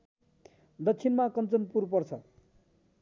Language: Nepali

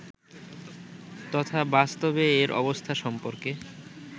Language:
Bangla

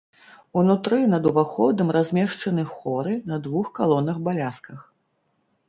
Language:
Belarusian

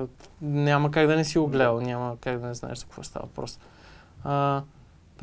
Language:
Bulgarian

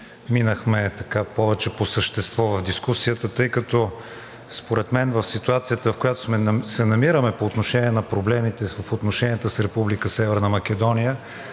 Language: Bulgarian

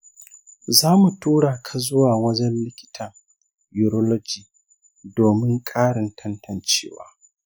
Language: Hausa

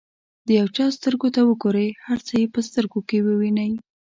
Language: Pashto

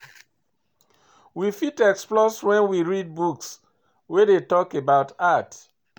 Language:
Nigerian Pidgin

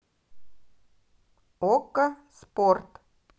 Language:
Russian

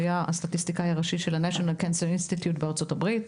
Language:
Hebrew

